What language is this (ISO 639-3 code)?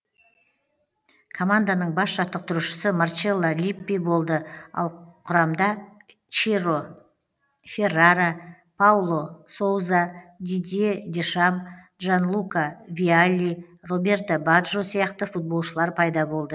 kaz